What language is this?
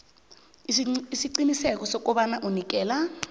South Ndebele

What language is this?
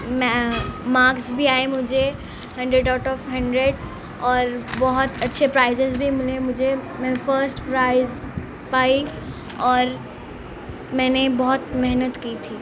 Urdu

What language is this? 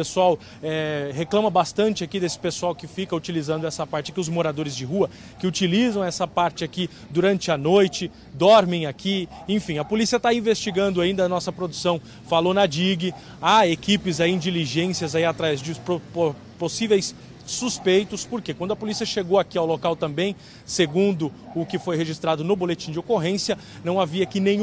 Portuguese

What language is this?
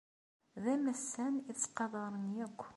Kabyle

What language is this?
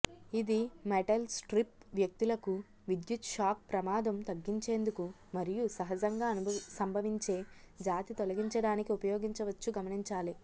Telugu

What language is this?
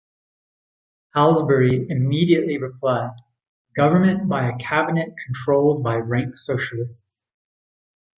English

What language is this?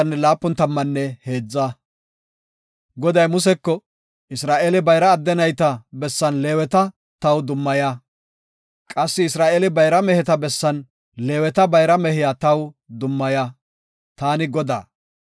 Gofa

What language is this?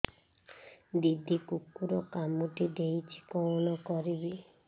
Odia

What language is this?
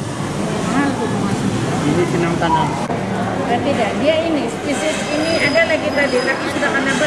Indonesian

